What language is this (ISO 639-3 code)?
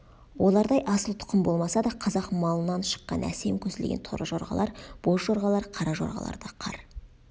kaz